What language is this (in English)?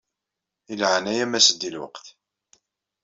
Kabyle